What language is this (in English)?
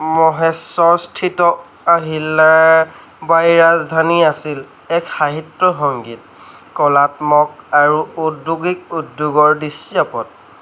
Assamese